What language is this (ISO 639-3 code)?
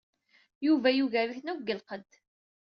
kab